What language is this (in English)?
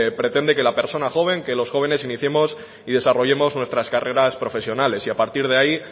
Spanish